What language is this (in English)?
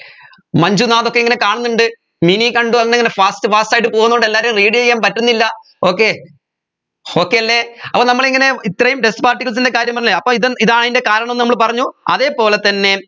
Malayalam